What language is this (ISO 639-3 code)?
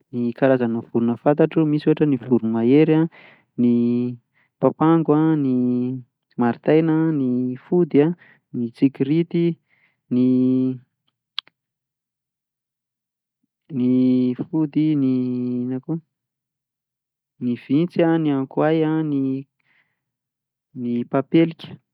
mlg